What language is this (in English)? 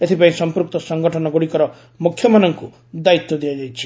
Odia